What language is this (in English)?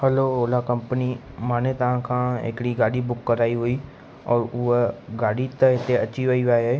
Sindhi